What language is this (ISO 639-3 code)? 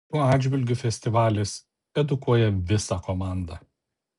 lit